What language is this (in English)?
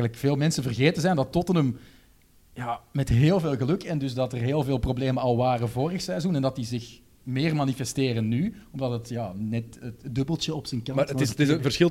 Dutch